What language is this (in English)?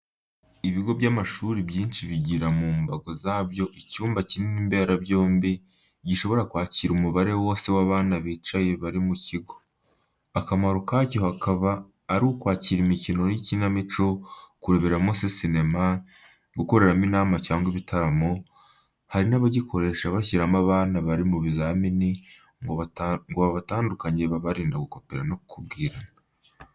Kinyarwanda